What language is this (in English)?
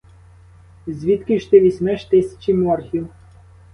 Ukrainian